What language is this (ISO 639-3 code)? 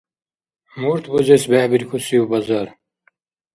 dar